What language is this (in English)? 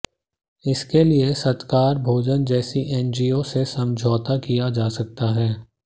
Hindi